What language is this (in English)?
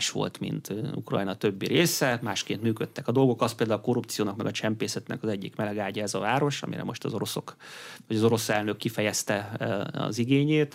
Hungarian